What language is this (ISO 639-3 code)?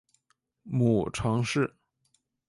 zho